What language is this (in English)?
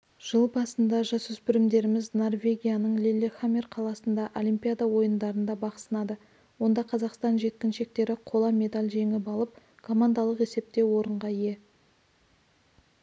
Kazakh